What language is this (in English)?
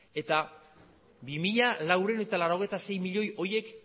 Basque